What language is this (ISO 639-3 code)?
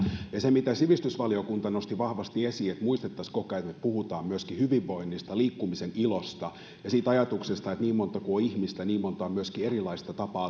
fin